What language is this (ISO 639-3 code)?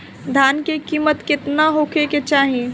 bho